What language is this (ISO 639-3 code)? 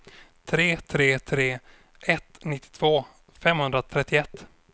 swe